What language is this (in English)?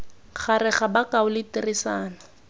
Tswana